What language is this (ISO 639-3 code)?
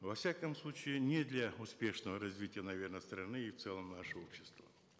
kaz